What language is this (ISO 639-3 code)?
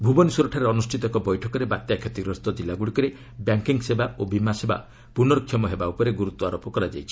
ori